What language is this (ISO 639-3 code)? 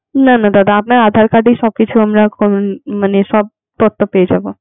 ben